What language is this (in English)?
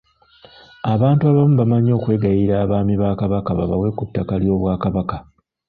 Ganda